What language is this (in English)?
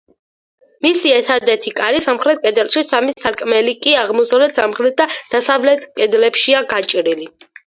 Georgian